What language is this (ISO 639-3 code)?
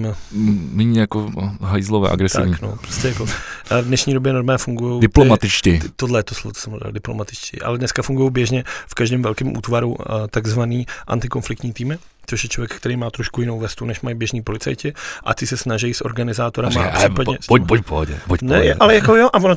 ces